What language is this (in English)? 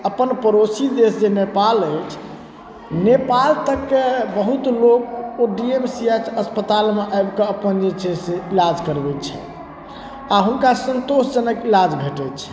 Maithili